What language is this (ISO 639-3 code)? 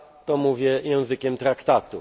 pol